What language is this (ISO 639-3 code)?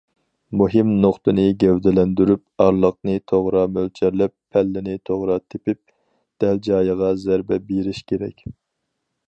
uig